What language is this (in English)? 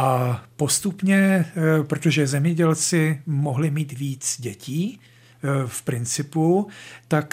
Czech